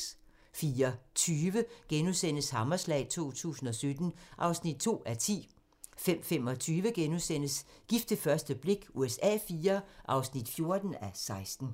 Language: Danish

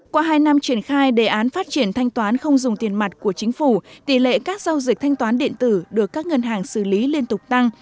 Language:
Vietnamese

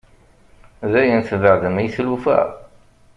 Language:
Kabyle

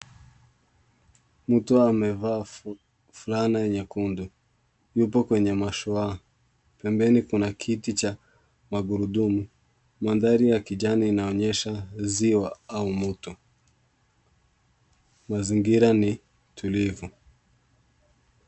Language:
Swahili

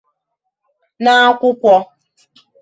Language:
Igbo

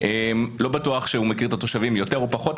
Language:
Hebrew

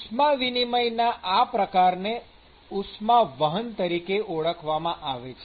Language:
Gujarati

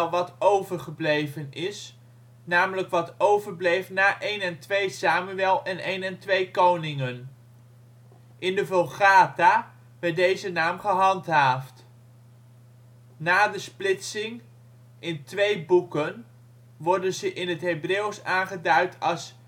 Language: Dutch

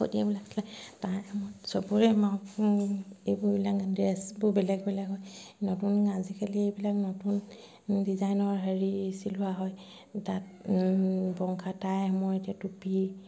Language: Assamese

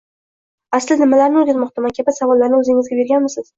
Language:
Uzbek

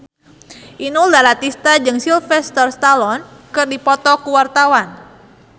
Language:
Sundanese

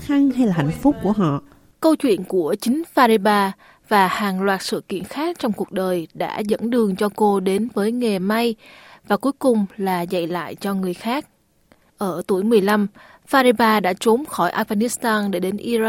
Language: Vietnamese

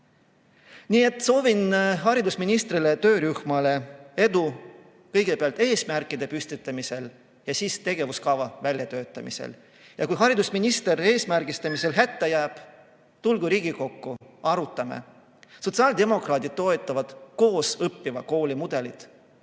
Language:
Estonian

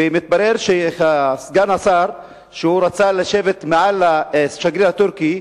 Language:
Hebrew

